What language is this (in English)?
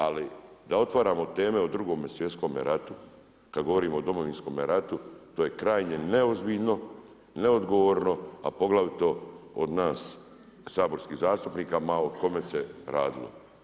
Croatian